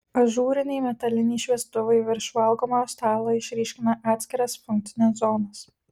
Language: Lithuanian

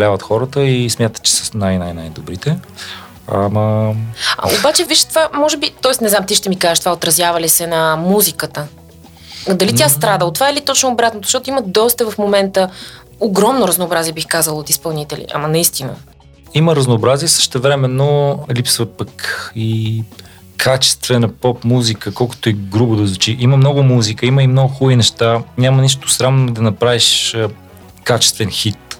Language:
Bulgarian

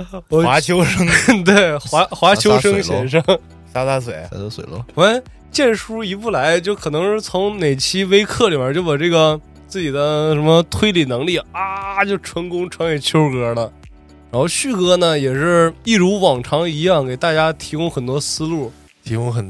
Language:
Chinese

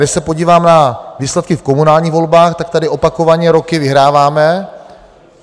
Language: Czech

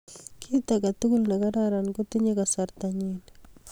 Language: Kalenjin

